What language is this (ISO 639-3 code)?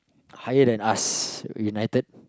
eng